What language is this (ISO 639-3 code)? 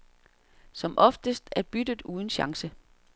dan